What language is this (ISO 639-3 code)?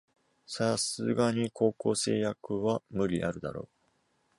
jpn